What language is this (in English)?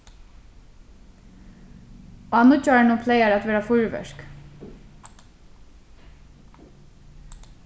Faroese